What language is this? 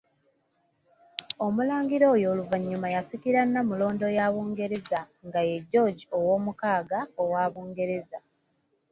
Ganda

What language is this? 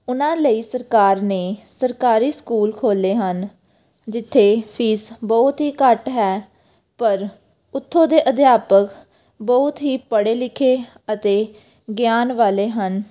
Punjabi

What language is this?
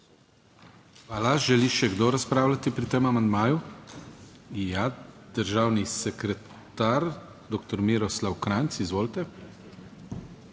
Slovenian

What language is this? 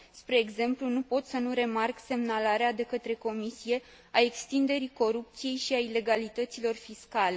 Romanian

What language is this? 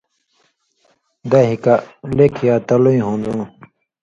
Indus Kohistani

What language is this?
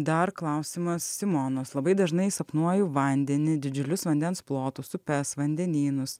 Lithuanian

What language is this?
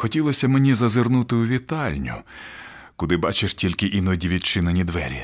Ukrainian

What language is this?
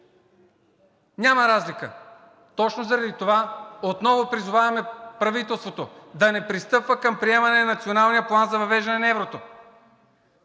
Bulgarian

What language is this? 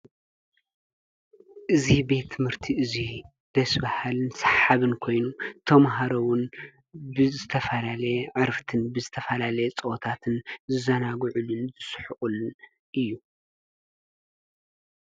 Tigrinya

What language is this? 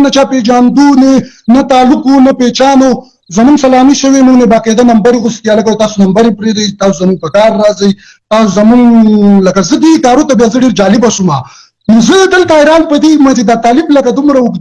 English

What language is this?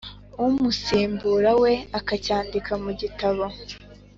Kinyarwanda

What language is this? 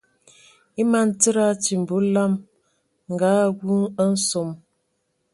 Ewondo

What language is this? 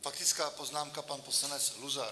Czech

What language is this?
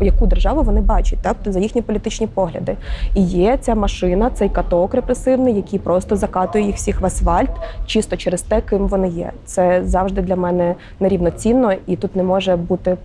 Ukrainian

